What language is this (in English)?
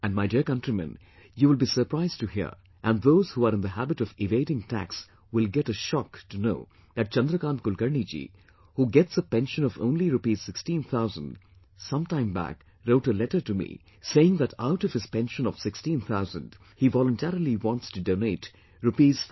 English